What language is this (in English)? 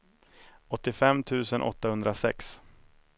Swedish